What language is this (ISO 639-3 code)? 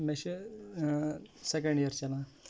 kas